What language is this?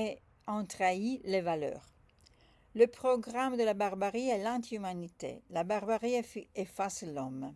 French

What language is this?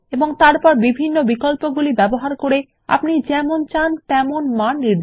Bangla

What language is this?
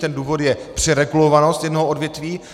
Czech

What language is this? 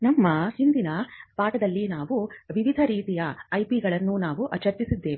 Kannada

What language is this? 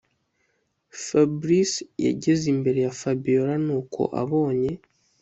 Kinyarwanda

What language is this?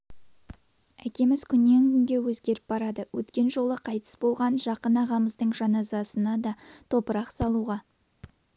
Kazakh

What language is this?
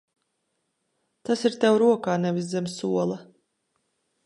Latvian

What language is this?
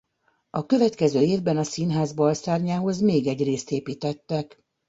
Hungarian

